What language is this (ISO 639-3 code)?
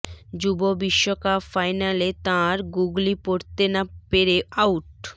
ben